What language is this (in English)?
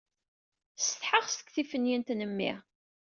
Kabyle